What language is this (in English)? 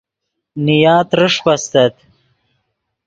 Yidgha